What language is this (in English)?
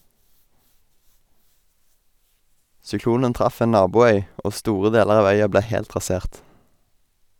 Norwegian